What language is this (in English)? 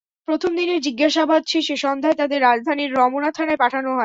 Bangla